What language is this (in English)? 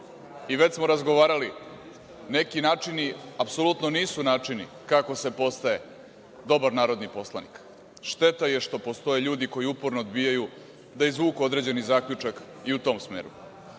Serbian